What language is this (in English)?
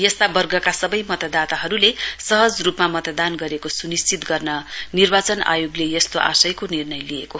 Nepali